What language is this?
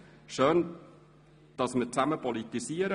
Swiss German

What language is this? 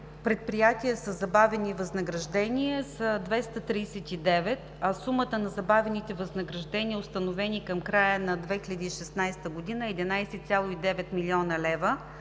Bulgarian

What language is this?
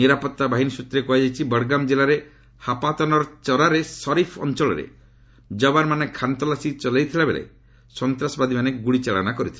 Odia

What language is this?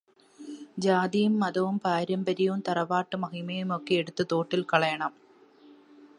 Malayalam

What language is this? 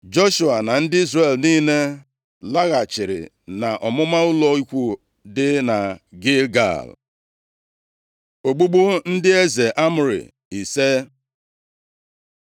Igbo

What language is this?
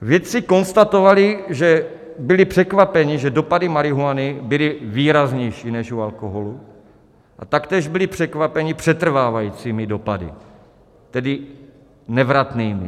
Czech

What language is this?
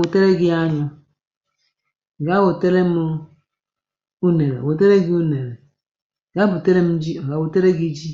Igbo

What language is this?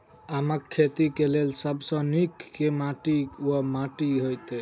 Maithili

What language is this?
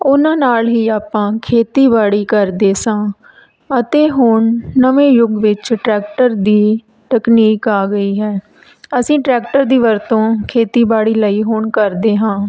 Punjabi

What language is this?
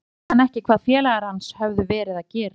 Icelandic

